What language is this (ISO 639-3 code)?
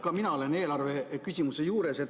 est